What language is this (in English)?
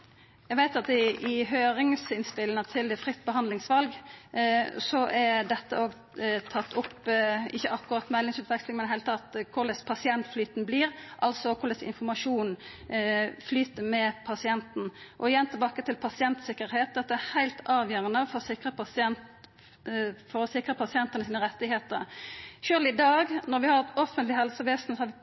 Norwegian Nynorsk